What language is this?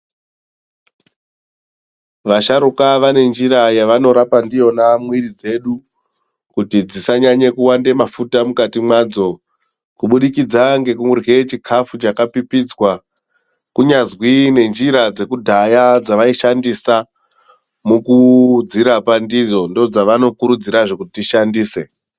Ndau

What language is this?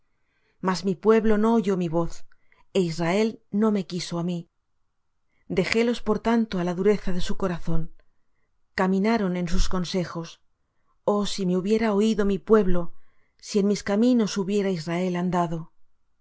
Spanish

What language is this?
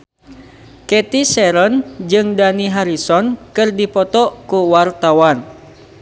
Sundanese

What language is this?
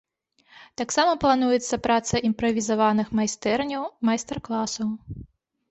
Belarusian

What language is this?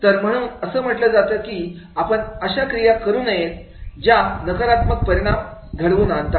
Marathi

